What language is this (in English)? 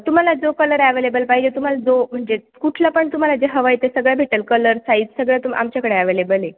Marathi